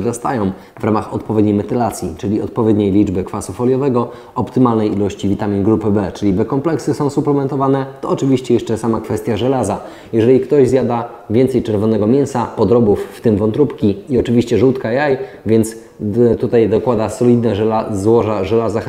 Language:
Polish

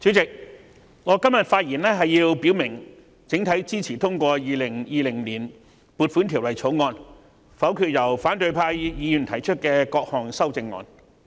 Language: Cantonese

